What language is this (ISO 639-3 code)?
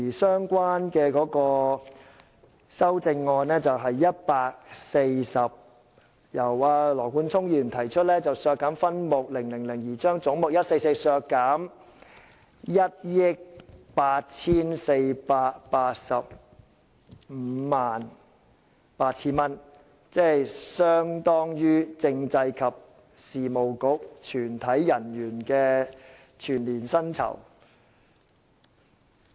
yue